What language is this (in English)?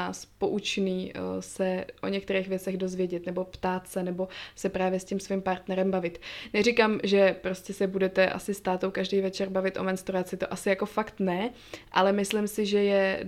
Czech